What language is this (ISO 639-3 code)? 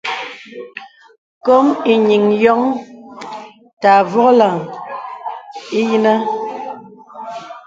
beb